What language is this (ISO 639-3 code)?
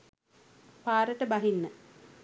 sin